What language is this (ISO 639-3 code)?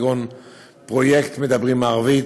heb